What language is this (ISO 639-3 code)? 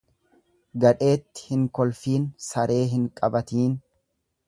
orm